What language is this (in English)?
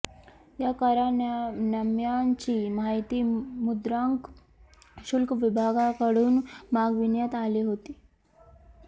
Marathi